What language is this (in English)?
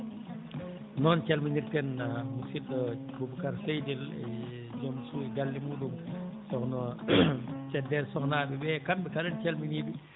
Fula